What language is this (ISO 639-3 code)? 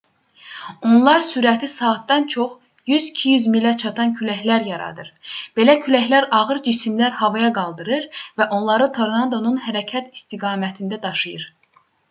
aze